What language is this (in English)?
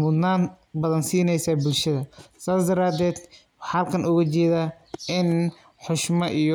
Somali